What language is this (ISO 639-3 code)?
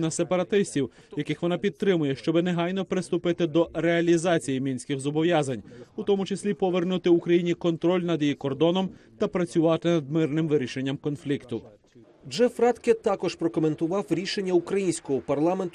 ukr